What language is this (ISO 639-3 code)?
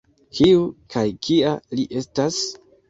epo